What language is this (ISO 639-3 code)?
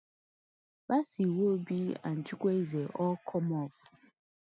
pcm